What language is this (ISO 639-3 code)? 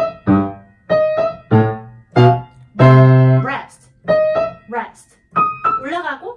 kor